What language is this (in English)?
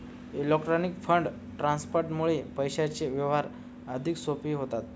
Marathi